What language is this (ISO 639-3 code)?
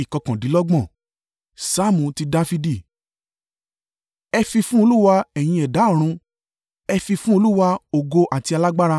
yor